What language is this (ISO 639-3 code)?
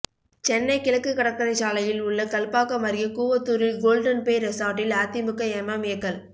tam